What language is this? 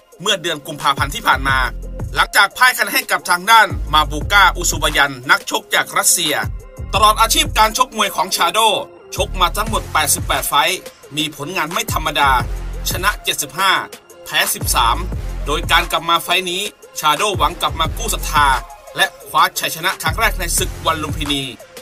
Thai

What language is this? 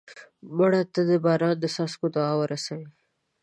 Pashto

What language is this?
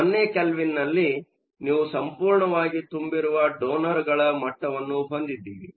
Kannada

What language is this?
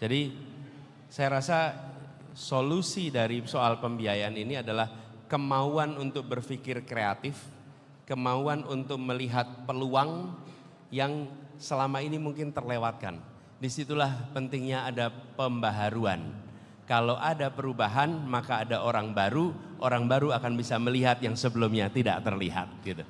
Indonesian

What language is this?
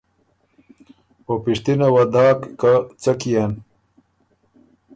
Ormuri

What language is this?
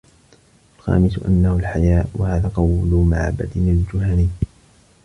Arabic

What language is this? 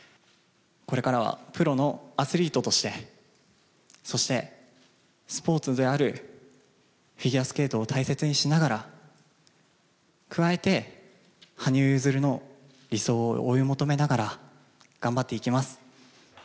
Japanese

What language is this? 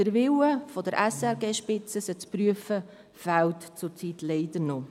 Swiss German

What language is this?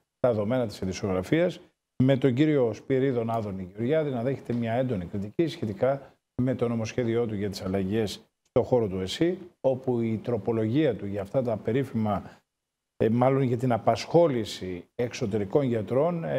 Greek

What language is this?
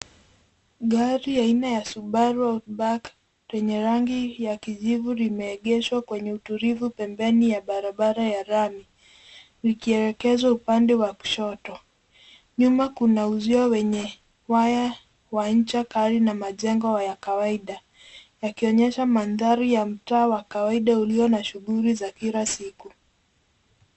Swahili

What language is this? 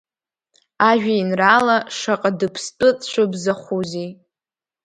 Abkhazian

